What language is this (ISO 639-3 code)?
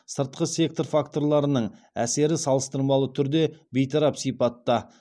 kaz